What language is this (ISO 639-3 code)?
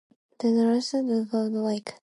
eng